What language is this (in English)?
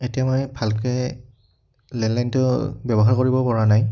Assamese